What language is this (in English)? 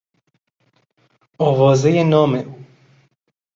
Persian